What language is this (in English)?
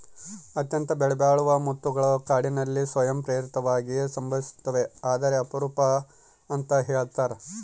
Kannada